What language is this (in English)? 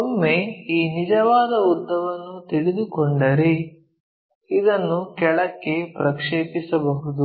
Kannada